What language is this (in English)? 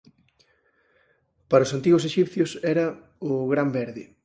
Galician